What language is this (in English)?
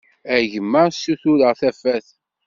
Kabyle